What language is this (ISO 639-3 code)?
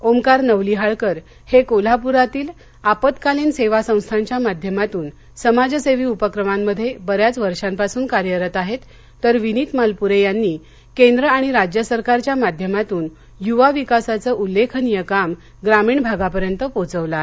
mar